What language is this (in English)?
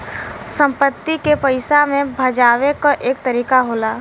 Bhojpuri